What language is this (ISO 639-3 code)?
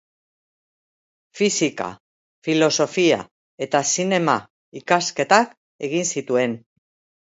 eus